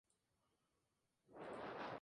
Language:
Spanish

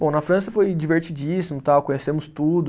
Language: Portuguese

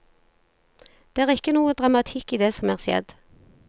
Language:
Norwegian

